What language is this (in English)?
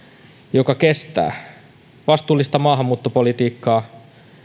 Finnish